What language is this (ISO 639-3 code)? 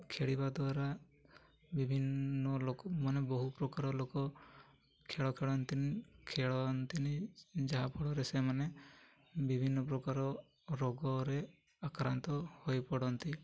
ori